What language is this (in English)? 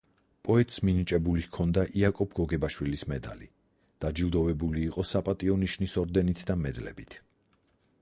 Georgian